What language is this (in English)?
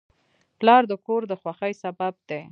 Pashto